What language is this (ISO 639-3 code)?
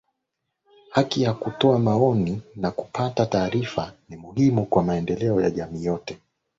swa